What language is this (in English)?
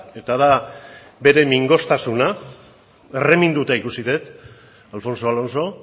Basque